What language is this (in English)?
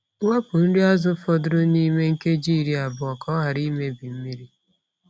Igbo